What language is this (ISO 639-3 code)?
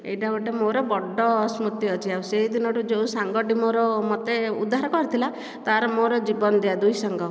ori